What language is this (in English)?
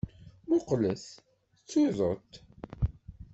Kabyle